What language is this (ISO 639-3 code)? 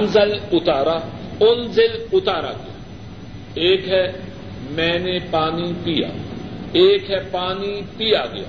urd